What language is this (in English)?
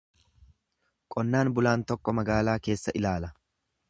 Oromo